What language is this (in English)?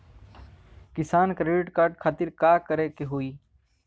Bhojpuri